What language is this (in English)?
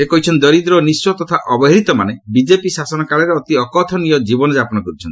Odia